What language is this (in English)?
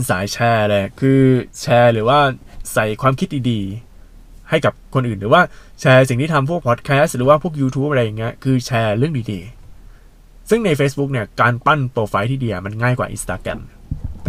Thai